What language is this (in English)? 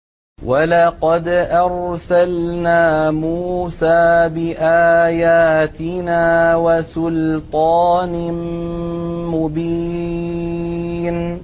Arabic